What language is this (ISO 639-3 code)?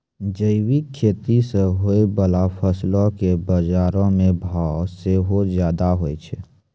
mai